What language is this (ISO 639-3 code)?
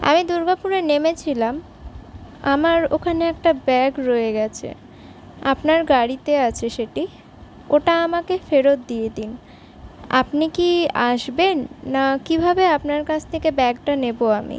ben